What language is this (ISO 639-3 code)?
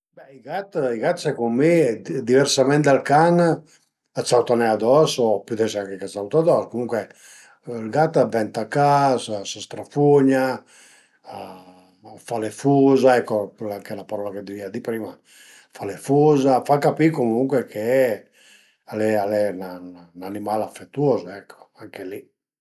pms